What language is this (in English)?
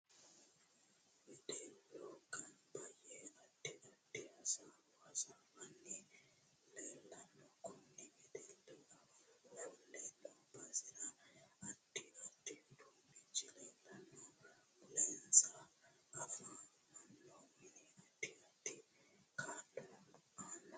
Sidamo